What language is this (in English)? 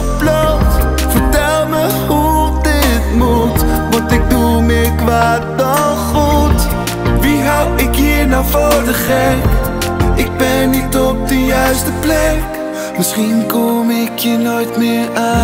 Dutch